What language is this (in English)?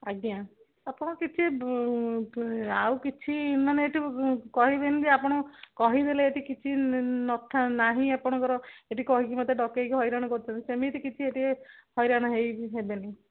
Odia